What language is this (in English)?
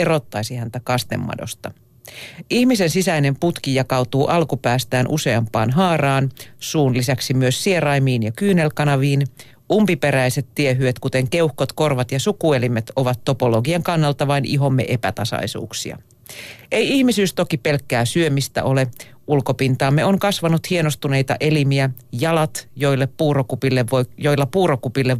Finnish